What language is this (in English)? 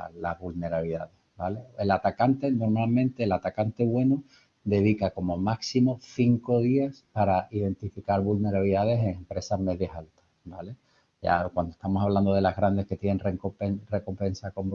Spanish